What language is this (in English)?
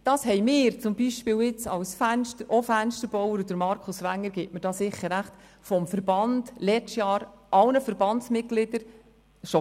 Swiss German